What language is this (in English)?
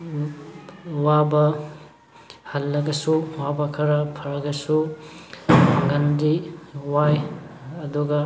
Manipuri